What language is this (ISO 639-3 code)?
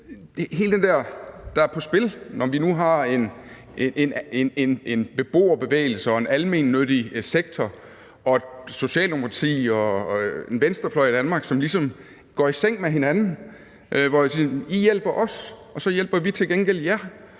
dan